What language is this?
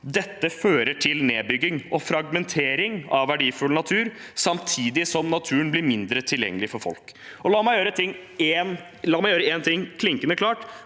Norwegian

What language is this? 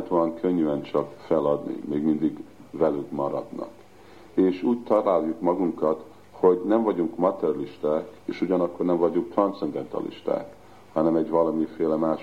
Hungarian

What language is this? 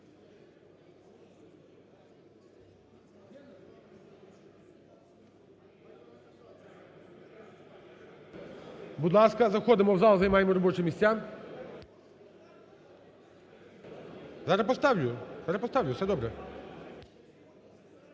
Ukrainian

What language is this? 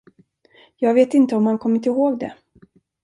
Swedish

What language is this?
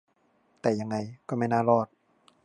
Thai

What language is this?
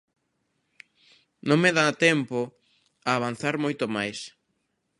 Galician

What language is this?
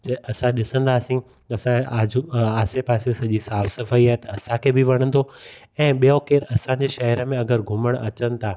Sindhi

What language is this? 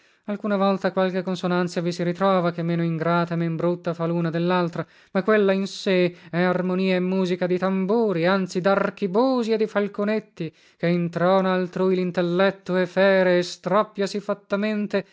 Italian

